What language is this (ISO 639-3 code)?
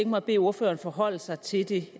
dan